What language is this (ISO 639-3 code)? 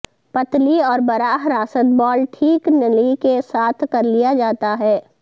urd